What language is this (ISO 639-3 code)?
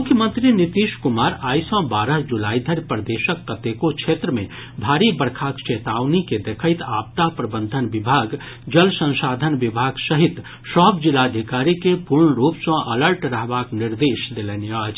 mai